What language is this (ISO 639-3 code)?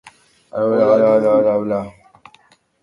eus